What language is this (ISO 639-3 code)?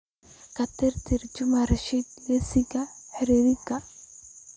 som